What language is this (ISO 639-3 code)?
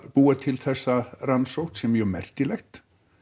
isl